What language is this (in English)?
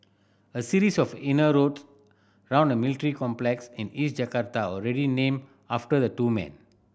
English